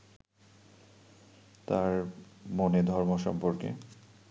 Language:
Bangla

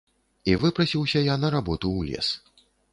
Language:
Belarusian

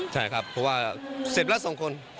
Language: Thai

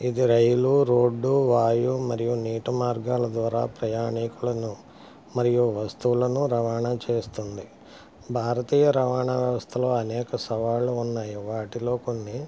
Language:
Telugu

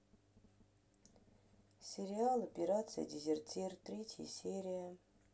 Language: Russian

